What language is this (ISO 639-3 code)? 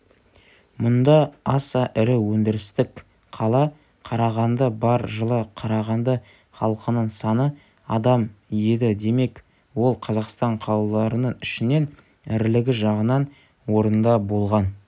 kaz